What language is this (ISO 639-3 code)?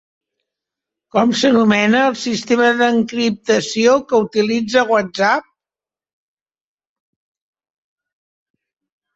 cat